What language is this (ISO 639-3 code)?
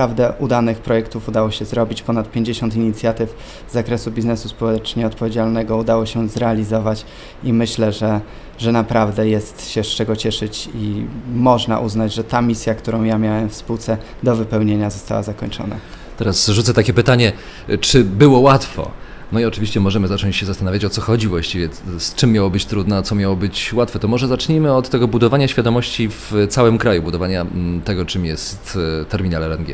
pol